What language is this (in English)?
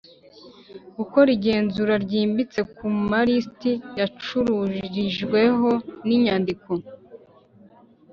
Kinyarwanda